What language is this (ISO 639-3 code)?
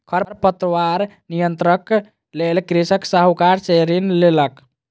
mai